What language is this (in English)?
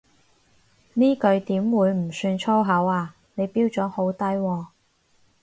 Cantonese